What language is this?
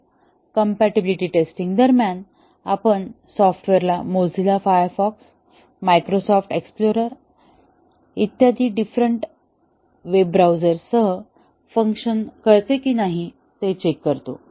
Marathi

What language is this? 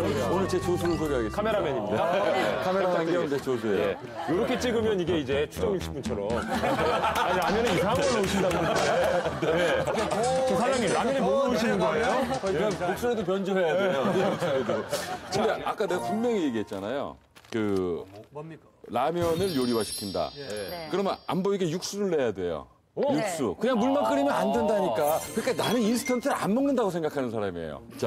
Korean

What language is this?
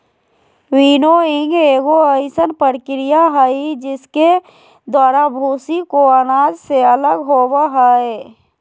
Magahi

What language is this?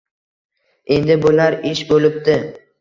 Uzbek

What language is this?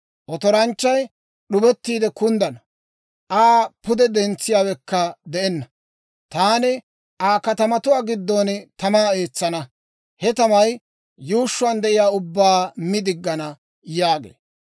Dawro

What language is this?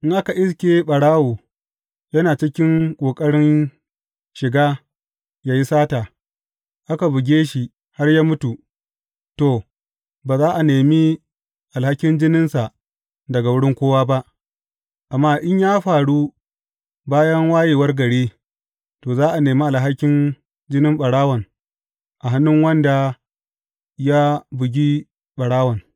Hausa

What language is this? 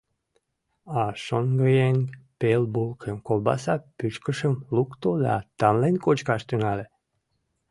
Mari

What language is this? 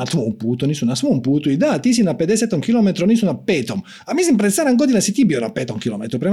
Croatian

